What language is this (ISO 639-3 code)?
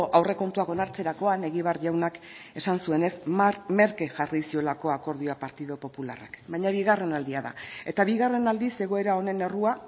eus